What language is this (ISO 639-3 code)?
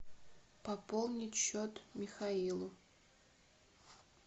rus